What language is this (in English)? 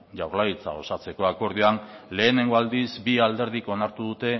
Basque